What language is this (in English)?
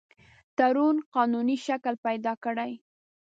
Pashto